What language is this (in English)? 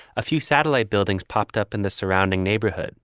English